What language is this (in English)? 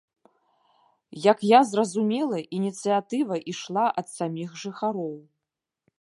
Belarusian